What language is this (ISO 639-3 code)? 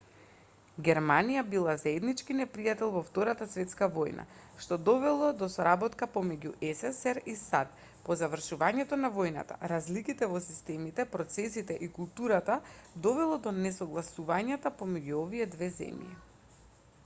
mkd